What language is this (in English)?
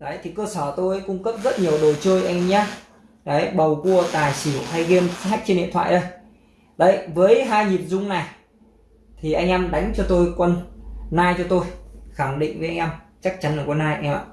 Vietnamese